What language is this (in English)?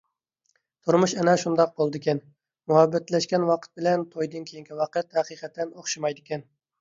Uyghur